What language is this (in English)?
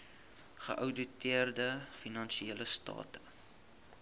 Afrikaans